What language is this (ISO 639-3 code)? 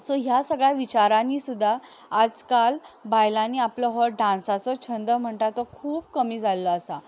kok